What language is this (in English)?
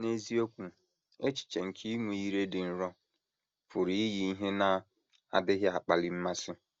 Igbo